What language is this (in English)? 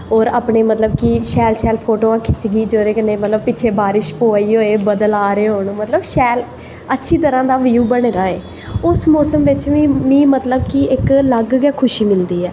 Dogri